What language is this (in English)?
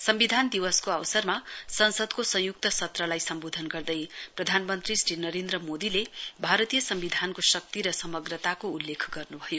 Nepali